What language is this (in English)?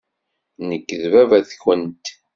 Kabyle